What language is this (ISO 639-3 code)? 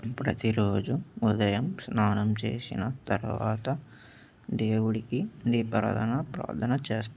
tel